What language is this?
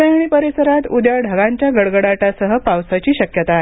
Marathi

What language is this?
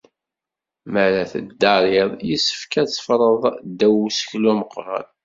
Kabyle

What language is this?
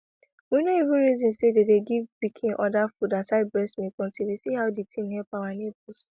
Nigerian Pidgin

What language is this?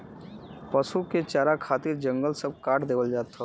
Bhojpuri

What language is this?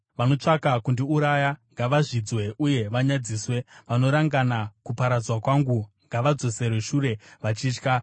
Shona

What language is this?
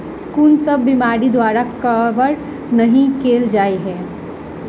Maithili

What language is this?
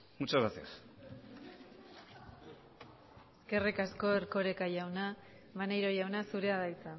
Basque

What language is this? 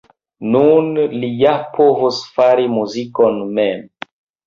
Esperanto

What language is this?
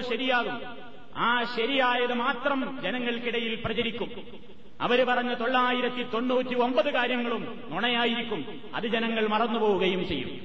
Malayalam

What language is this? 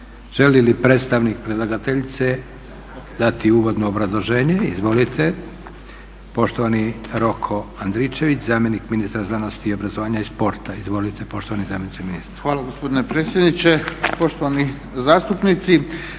Croatian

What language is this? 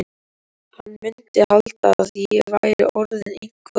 Icelandic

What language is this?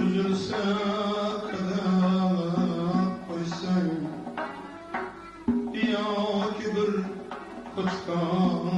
Turkish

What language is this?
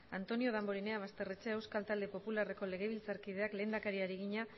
Basque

